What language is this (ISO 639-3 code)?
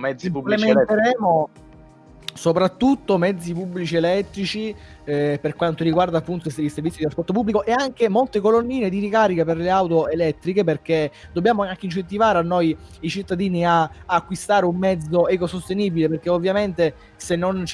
ita